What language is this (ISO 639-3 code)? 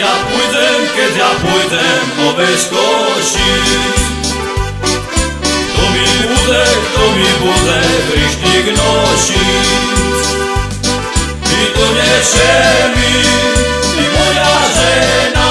slk